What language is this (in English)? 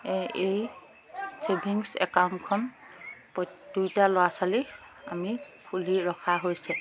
Assamese